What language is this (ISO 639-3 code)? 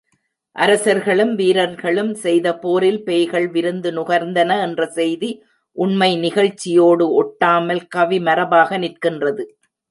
tam